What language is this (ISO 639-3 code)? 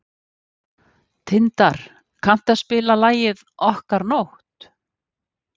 isl